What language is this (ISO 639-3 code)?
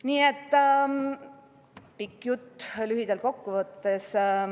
est